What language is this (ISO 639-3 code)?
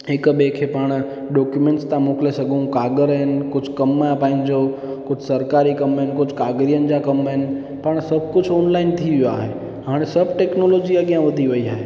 snd